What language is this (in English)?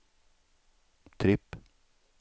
Swedish